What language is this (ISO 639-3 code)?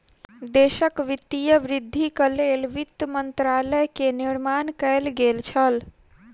mai